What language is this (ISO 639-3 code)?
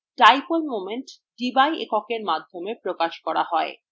ben